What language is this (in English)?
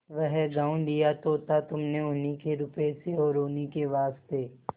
Hindi